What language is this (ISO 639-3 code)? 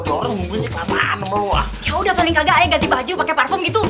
ind